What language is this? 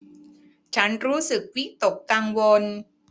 Thai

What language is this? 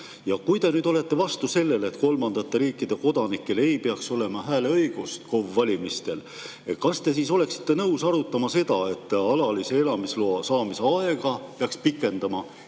Estonian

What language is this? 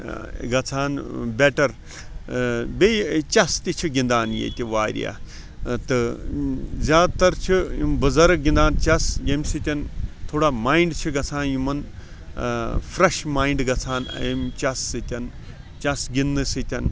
Kashmiri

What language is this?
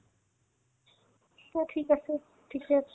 Assamese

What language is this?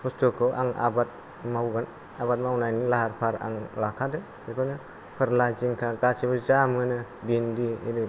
Bodo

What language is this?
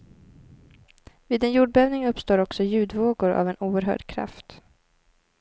Swedish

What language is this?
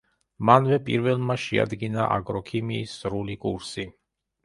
Georgian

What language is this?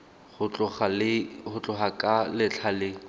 Tswana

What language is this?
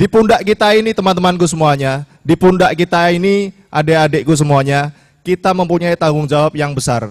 Indonesian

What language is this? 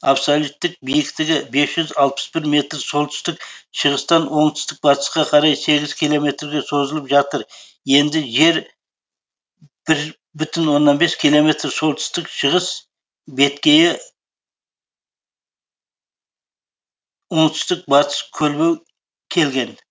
Kazakh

